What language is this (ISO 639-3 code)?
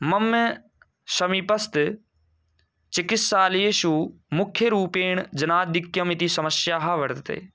san